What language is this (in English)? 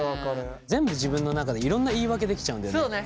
Japanese